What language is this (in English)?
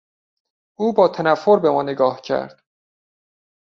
Persian